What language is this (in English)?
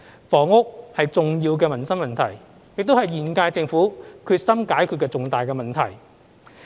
Cantonese